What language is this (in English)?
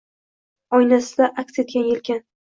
Uzbek